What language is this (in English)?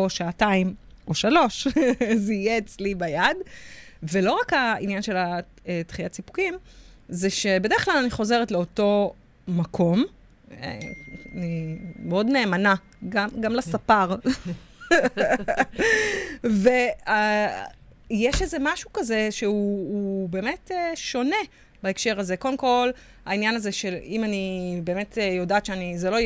Hebrew